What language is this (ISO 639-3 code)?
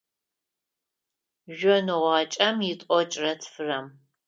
ady